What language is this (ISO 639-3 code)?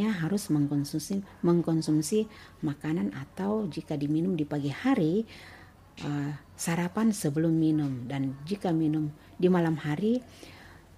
ind